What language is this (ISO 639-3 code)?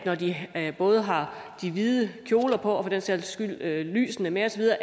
dan